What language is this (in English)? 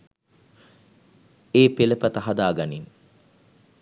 Sinhala